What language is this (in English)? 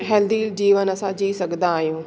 Sindhi